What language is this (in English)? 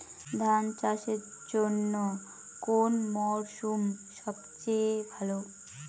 Bangla